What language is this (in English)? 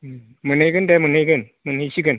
Bodo